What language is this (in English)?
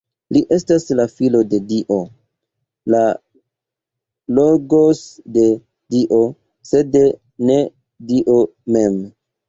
Esperanto